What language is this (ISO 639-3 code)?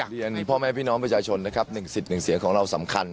tha